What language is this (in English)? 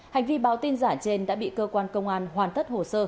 Vietnamese